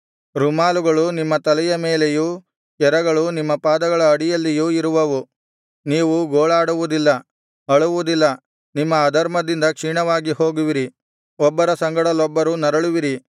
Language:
Kannada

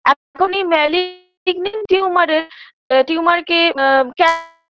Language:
Bangla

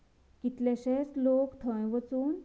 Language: Konkani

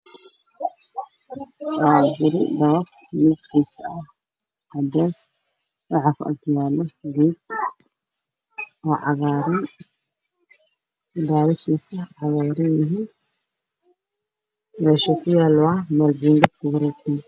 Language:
Somali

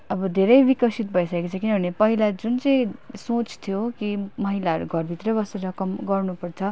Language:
Nepali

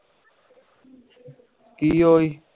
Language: Punjabi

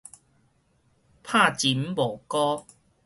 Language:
Min Nan Chinese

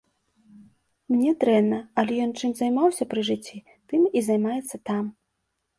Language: Belarusian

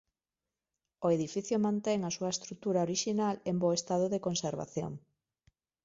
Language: Galician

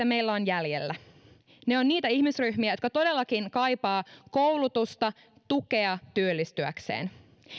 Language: Finnish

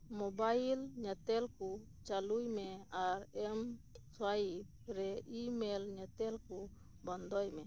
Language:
Santali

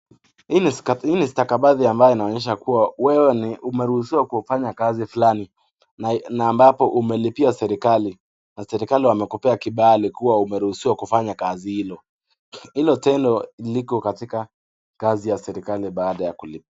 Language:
Swahili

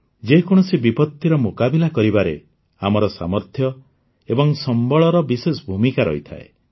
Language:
Odia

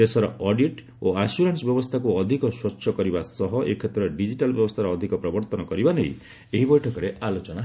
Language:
Odia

